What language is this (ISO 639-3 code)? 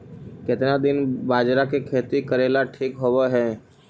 mag